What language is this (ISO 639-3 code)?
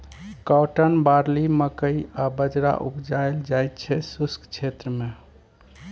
mai